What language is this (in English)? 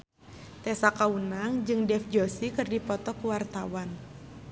Sundanese